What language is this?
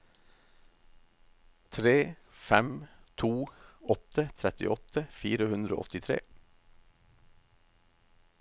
Norwegian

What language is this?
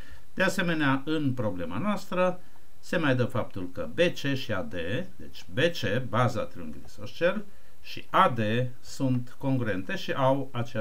Romanian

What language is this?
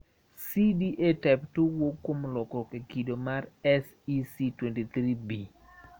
Luo (Kenya and Tanzania)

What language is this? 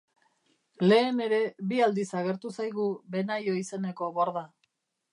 Basque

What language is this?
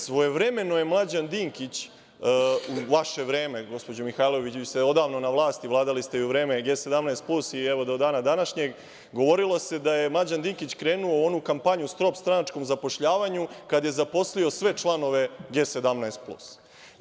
Serbian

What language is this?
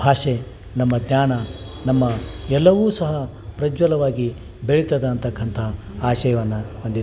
Kannada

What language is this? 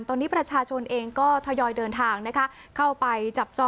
Thai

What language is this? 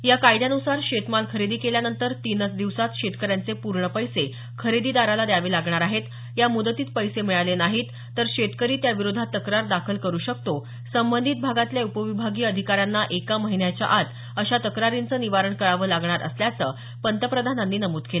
Marathi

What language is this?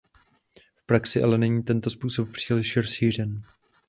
Czech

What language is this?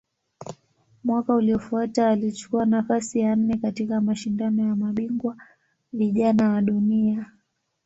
Swahili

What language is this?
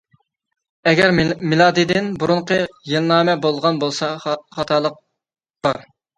Uyghur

